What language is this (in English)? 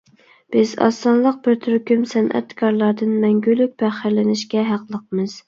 Uyghur